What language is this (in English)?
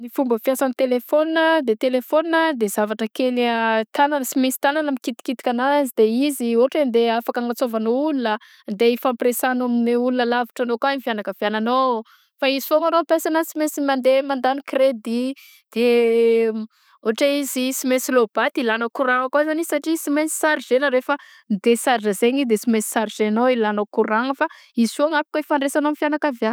Southern Betsimisaraka Malagasy